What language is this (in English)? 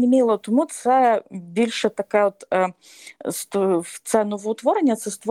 Ukrainian